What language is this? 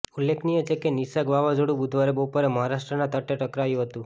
Gujarati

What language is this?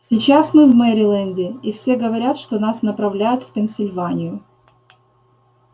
Russian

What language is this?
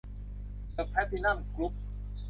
Thai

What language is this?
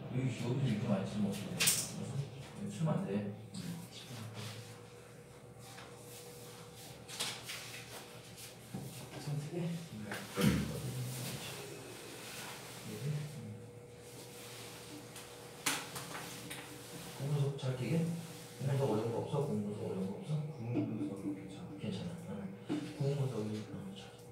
Korean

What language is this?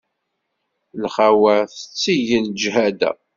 Kabyle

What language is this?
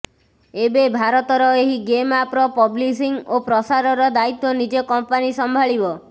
Odia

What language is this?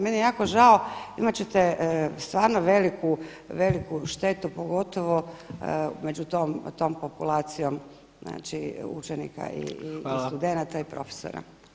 Croatian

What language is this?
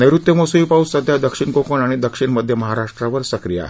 Marathi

